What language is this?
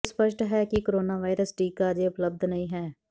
Punjabi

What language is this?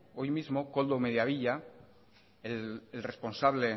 Spanish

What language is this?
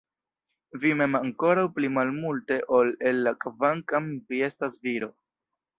Esperanto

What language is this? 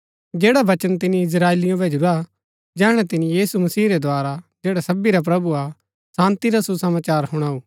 Gaddi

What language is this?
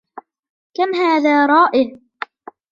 Arabic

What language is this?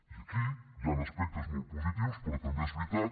Catalan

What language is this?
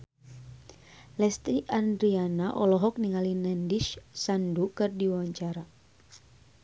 Sundanese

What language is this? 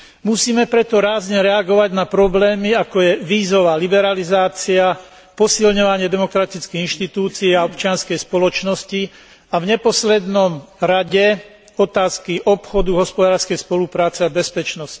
Slovak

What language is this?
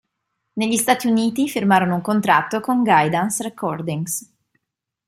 Italian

